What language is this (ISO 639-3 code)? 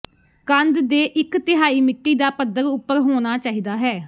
pan